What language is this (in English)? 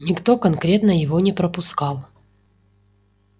Russian